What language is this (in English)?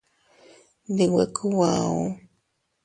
Teutila Cuicatec